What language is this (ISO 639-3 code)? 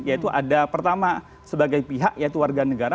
ind